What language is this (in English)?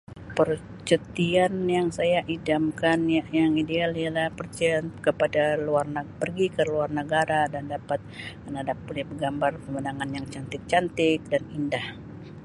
Sabah Malay